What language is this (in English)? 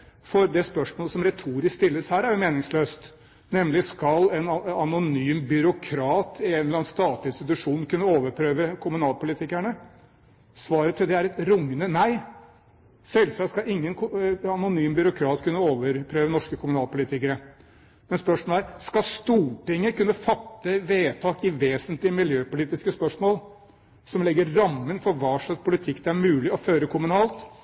Norwegian Bokmål